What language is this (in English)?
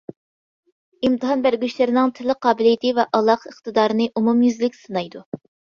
Uyghur